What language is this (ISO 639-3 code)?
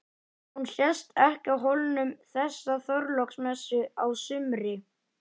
isl